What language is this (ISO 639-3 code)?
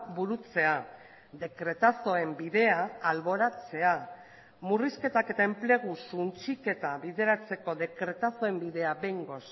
eus